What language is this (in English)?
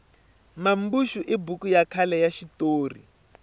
Tsonga